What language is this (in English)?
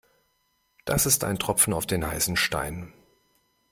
German